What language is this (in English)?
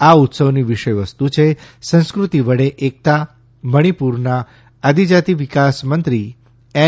Gujarati